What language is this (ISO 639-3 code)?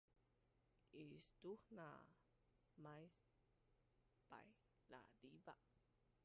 bnn